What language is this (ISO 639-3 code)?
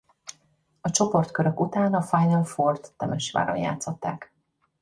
hun